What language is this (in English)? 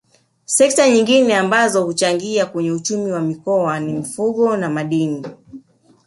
Swahili